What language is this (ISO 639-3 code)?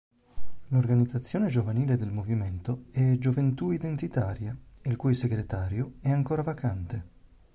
ita